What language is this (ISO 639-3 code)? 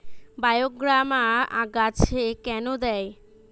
ben